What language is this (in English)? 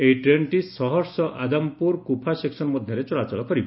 Odia